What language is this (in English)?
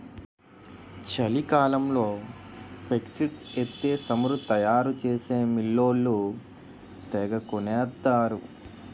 Telugu